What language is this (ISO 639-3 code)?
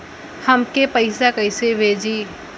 bho